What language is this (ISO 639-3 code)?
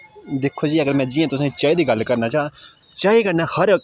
doi